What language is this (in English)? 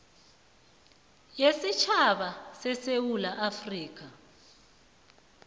South Ndebele